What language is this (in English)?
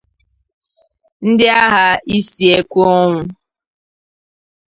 Igbo